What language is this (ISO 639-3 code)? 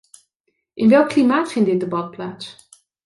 nld